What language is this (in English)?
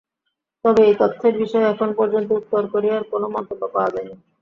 Bangla